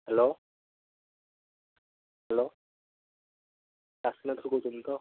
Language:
Odia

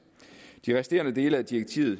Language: Danish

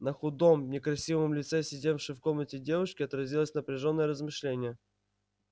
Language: Russian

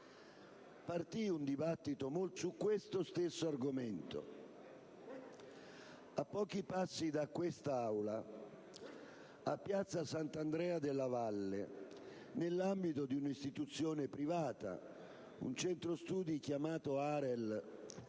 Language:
Italian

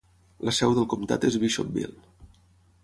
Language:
Catalan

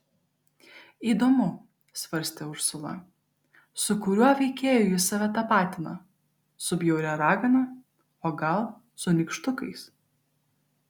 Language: Lithuanian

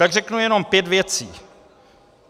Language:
Czech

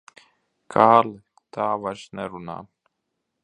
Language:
Latvian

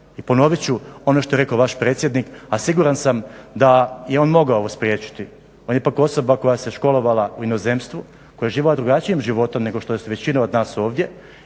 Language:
Croatian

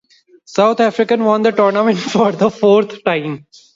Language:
English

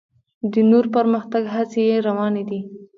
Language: Pashto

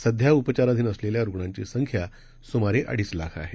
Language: Marathi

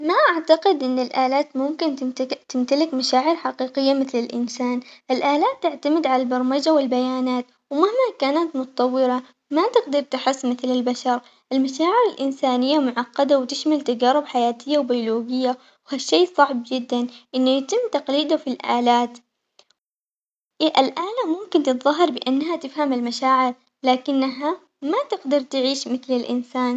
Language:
Omani Arabic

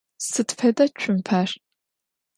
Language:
Adyghe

